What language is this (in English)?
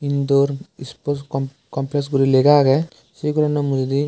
Chakma